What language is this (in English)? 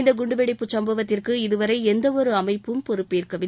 Tamil